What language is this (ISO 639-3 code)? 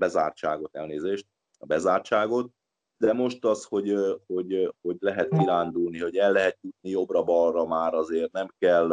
hun